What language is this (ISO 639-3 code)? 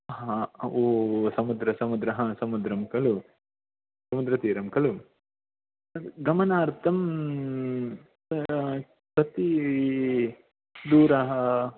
san